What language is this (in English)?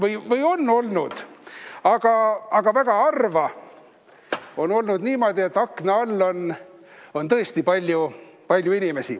Estonian